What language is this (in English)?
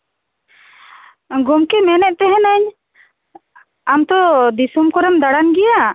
Santali